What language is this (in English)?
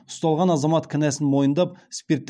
Kazakh